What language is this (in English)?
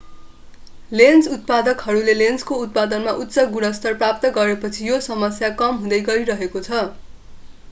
Nepali